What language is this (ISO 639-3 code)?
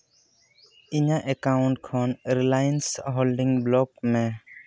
sat